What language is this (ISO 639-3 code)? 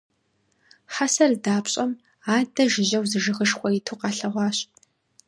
kbd